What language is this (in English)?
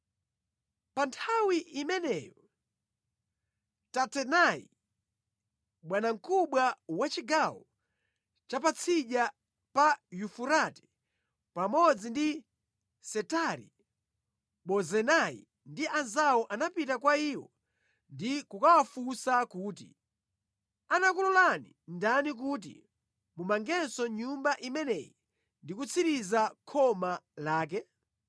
Nyanja